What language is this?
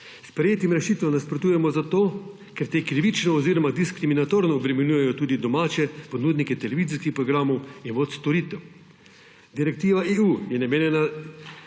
Slovenian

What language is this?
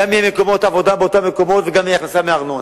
Hebrew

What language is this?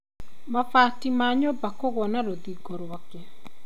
Kikuyu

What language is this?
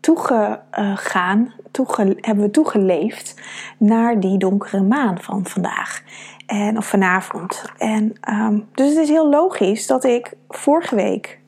Dutch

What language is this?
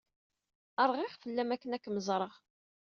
Kabyle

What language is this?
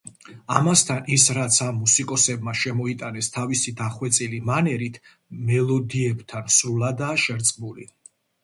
Georgian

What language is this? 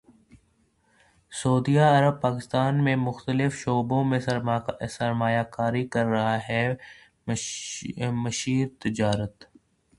Urdu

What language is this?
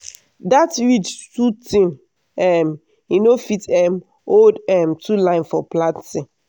Nigerian Pidgin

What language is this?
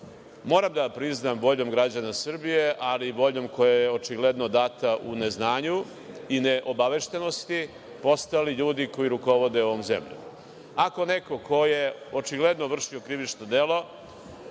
Serbian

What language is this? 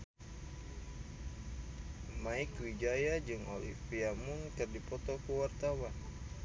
Sundanese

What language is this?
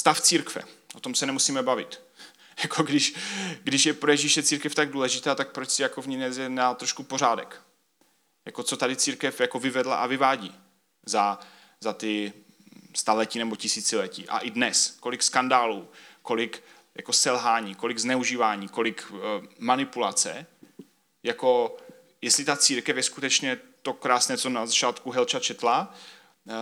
Czech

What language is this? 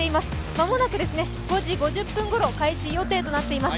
Japanese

